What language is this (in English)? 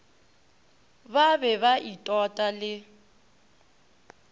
Northern Sotho